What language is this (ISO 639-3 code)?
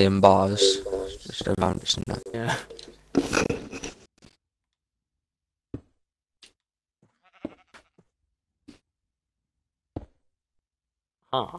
eng